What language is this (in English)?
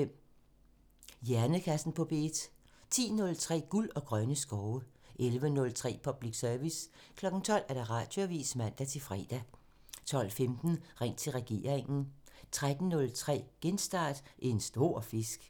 Danish